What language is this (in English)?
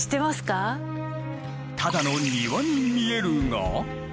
Japanese